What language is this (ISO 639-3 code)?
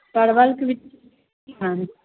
mai